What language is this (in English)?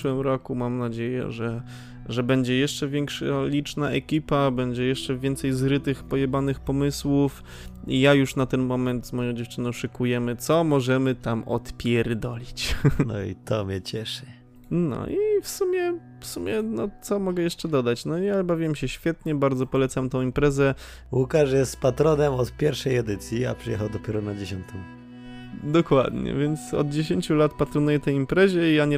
Polish